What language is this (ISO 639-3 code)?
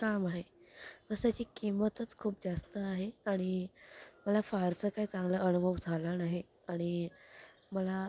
mar